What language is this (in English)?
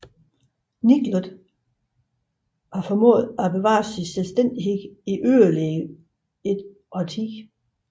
Danish